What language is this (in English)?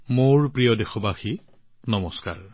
Assamese